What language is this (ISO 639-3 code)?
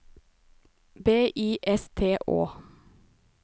nor